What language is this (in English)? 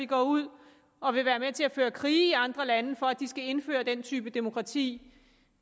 Danish